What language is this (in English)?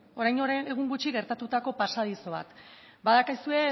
Basque